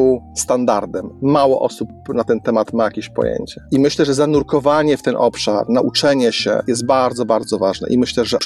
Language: Polish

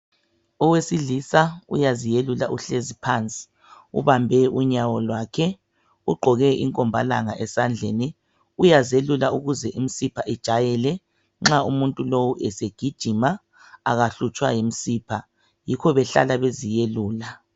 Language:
North Ndebele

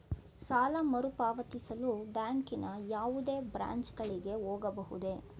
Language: Kannada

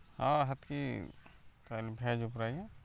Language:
Odia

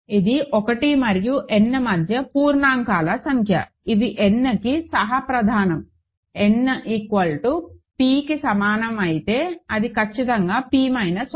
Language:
Telugu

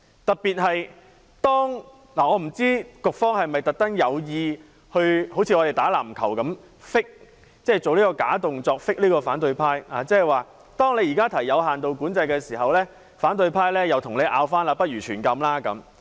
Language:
Cantonese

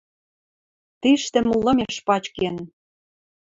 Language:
Western Mari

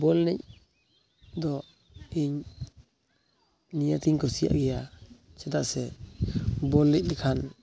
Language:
Santali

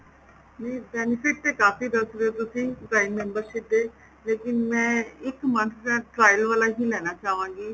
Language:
Punjabi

